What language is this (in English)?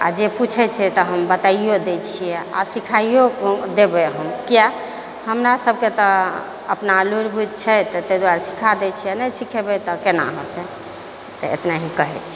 Maithili